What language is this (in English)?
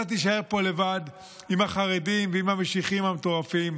Hebrew